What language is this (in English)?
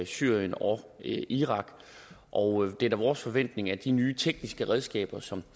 Danish